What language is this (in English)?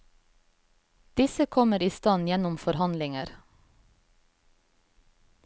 Norwegian